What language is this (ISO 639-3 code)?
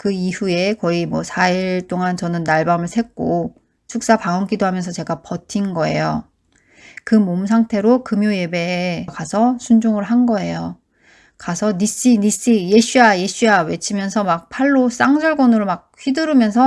kor